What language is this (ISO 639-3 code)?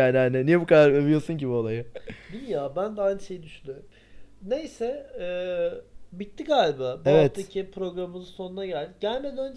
tur